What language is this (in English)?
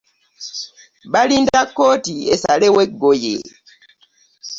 Ganda